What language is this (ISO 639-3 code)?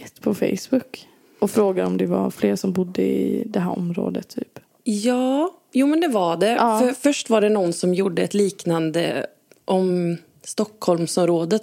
swe